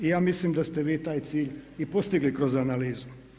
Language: Croatian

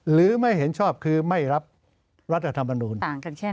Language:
Thai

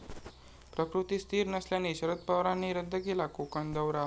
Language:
Marathi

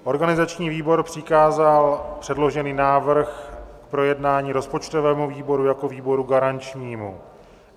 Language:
Czech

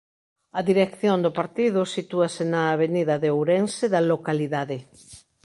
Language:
Galician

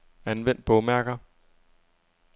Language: Danish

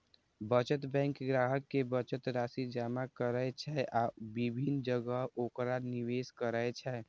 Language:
Maithili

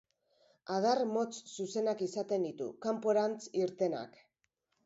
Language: Basque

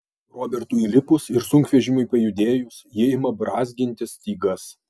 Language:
Lithuanian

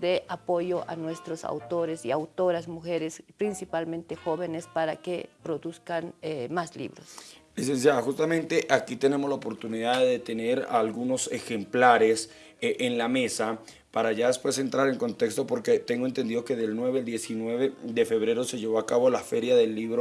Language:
Spanish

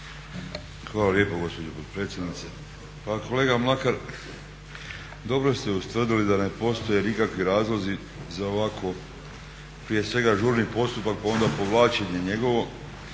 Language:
Croatian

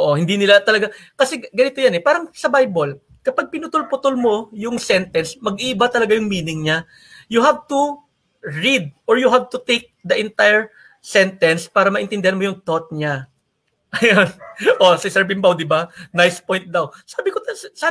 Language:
Filipino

